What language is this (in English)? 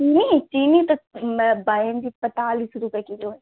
Hindi